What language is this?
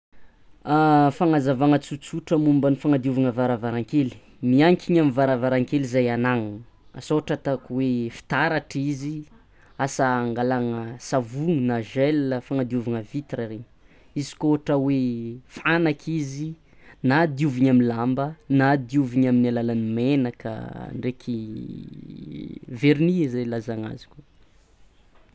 Tsimihety Malagasy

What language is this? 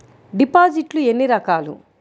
Telugu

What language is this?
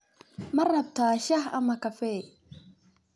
Somali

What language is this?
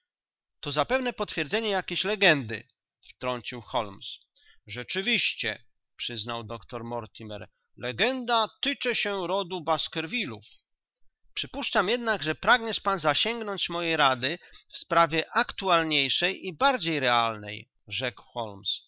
Polish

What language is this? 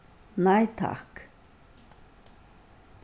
Faroese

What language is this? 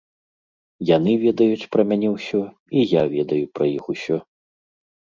Belarusian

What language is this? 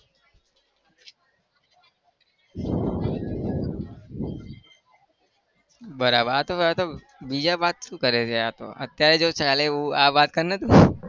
Gujarati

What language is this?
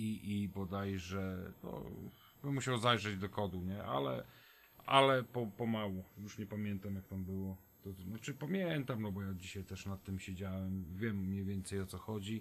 Polish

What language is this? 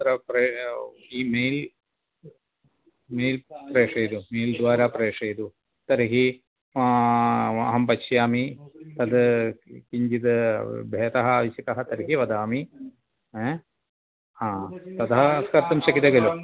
Sanskrit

